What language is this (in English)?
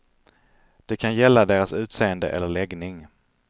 Swedish